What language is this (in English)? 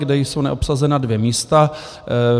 Czech